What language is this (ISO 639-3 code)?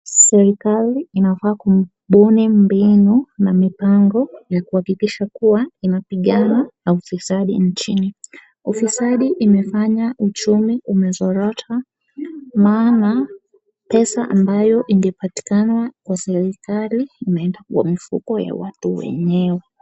swa